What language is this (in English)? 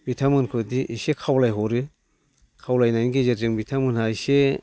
Bodo